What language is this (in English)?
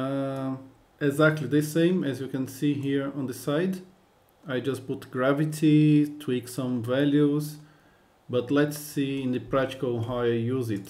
English